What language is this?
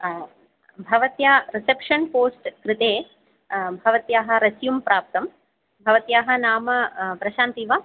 Sanskrit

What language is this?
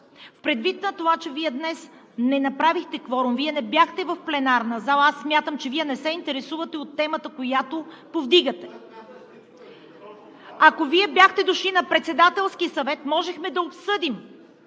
Bulgarian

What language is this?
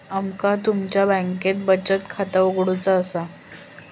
Marathi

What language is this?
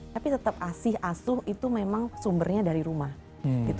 Indonesian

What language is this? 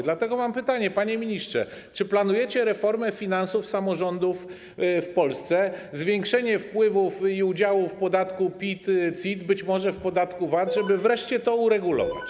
Polish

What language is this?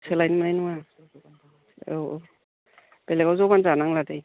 Bodo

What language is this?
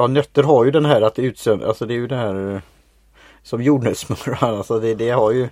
Swedish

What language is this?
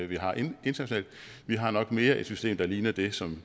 Danish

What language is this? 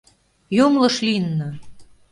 Mari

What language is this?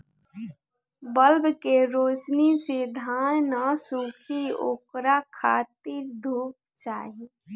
Bhojpuri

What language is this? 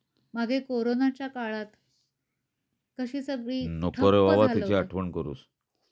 Marathi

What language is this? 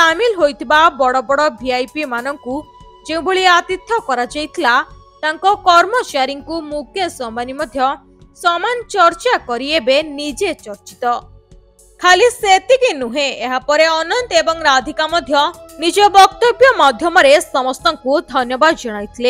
Gujarati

